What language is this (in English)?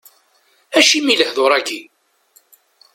Kabyle